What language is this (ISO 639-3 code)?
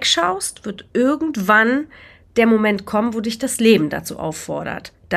deu